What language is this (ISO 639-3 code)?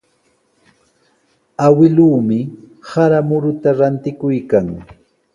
qws